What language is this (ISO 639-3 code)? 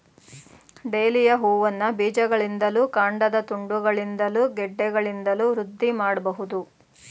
kan